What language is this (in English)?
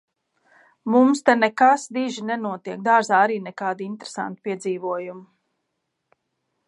Latvian